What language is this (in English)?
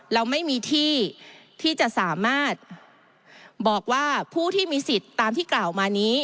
Thai